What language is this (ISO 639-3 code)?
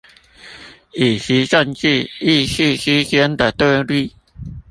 zho